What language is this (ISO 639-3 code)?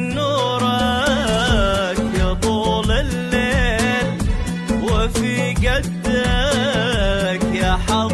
ara